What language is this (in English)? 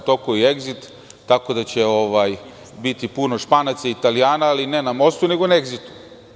Serbian